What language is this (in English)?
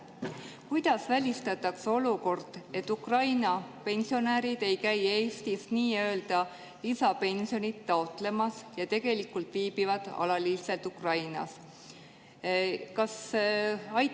Estonian